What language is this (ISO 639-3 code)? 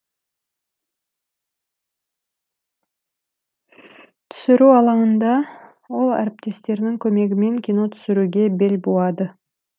kaz